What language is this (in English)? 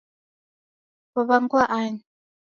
Taita